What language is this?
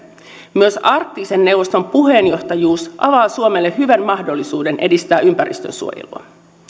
Finnish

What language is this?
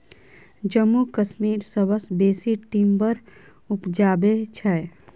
Maithili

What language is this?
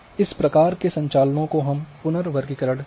Hindi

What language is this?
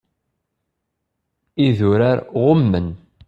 Kabyle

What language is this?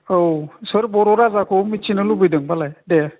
Bodo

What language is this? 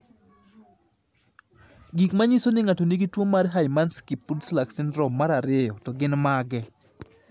Luo (Kenya and Tanzania)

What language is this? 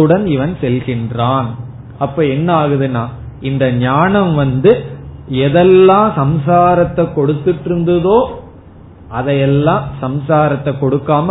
Tamil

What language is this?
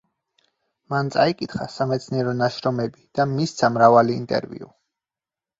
Georgian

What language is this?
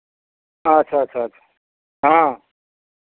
Maithili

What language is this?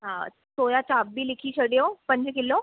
Sindhi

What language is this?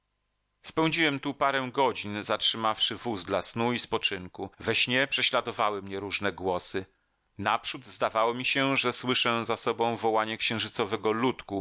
Polish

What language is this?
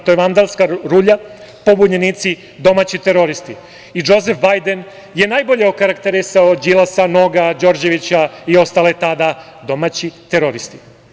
Serbian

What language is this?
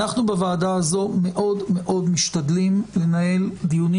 Hebrew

